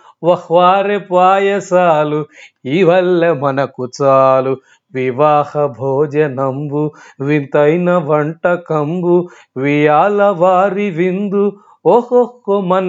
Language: Telugu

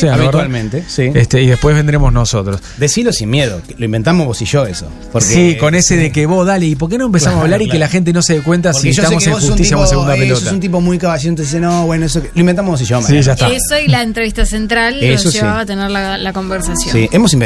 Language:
Spanish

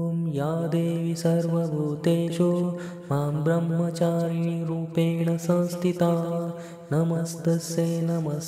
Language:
Marathi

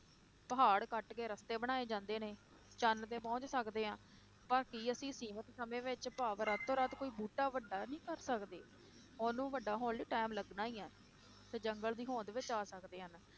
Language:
Punjabi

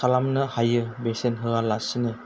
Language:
Bodo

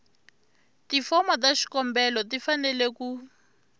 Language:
Tsonga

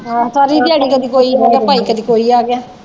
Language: Punjabi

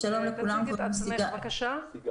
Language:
Hebrew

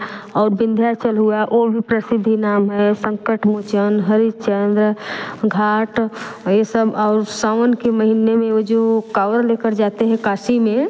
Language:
Hindi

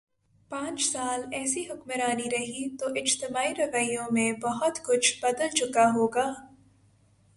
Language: Urdu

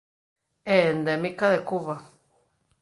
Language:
Galician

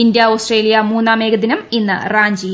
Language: Malayalam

